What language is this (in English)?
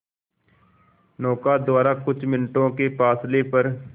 Hindi